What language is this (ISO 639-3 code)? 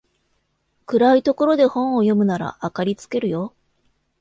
jpn